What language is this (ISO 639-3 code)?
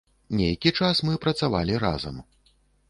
bel